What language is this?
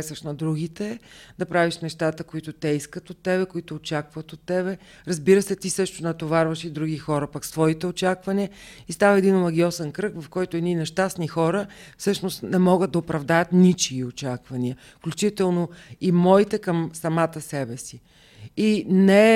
Bulgarian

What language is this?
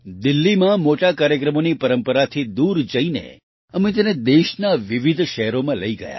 Gujarati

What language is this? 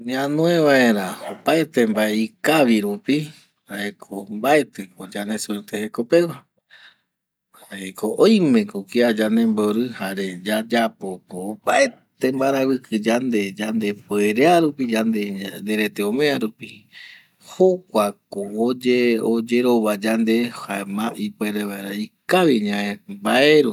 Eastern Bolivian Guaraní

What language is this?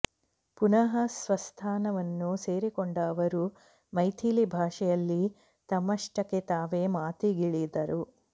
Kannada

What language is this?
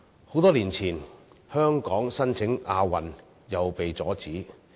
Cantonese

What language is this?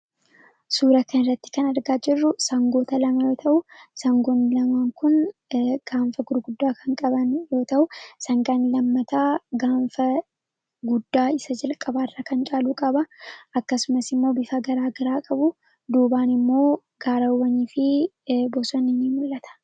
Oromo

